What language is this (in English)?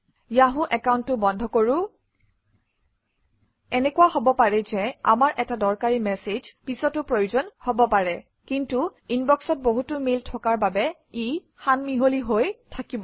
Assamese